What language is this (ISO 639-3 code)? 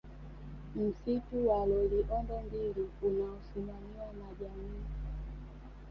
swa